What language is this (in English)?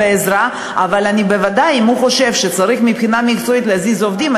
Hebrew